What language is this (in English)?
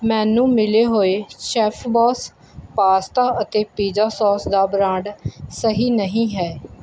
Punjabi